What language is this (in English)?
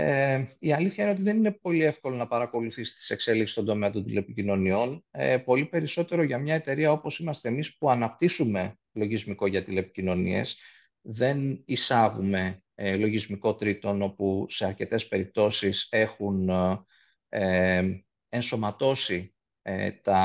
Greek